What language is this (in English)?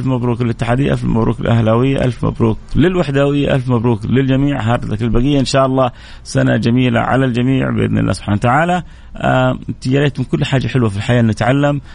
Arabic